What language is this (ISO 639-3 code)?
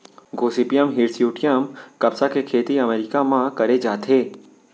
hne